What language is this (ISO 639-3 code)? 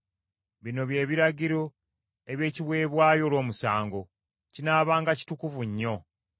lug